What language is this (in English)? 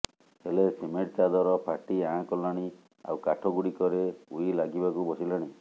Odia